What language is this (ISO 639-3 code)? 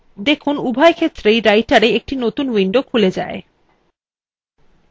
ben